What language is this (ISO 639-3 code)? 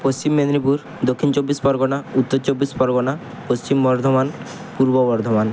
ben